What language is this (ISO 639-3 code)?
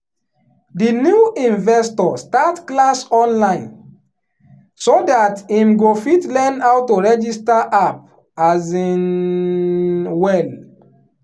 pcm